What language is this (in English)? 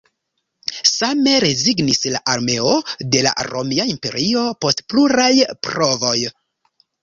Esperanto